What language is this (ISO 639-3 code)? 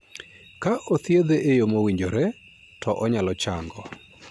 luo